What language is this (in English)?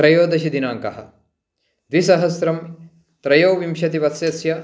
Sanskrit